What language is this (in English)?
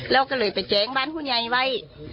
Thai